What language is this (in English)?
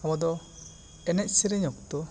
Santali